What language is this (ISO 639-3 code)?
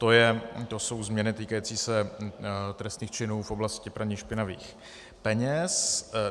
ces